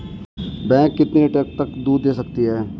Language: Hindi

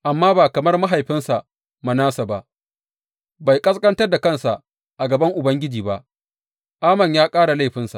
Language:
Hausa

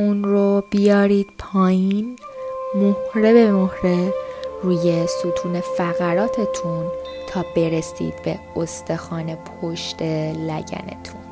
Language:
Persian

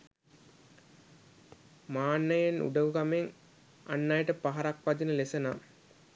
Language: Sinhala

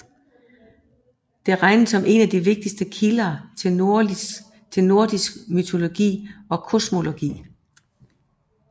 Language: Danish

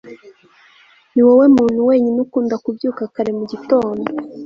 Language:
Kinyarwanda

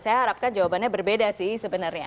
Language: Indonesian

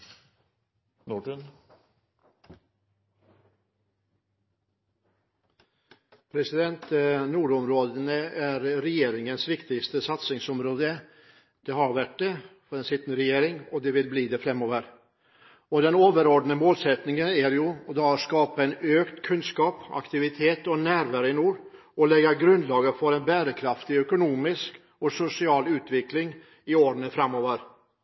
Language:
Norwegian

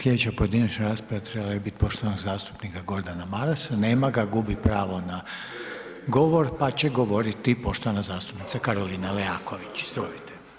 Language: Croatian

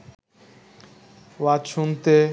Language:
Bangla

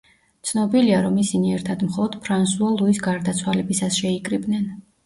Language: Georgian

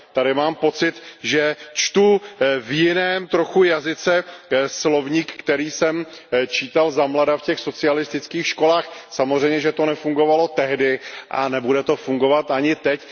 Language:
Czech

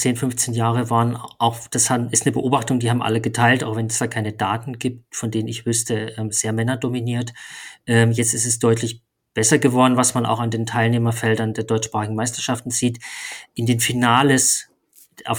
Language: German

